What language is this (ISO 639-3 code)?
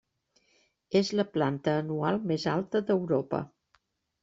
cat